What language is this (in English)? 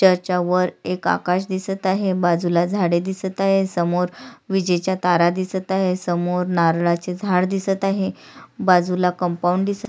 Marathi